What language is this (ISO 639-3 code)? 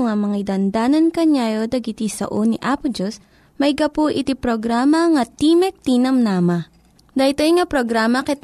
fil